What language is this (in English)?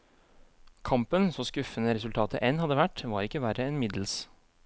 Norwegian